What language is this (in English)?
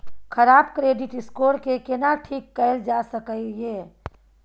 Maithili